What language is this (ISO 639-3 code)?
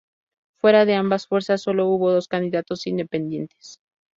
spa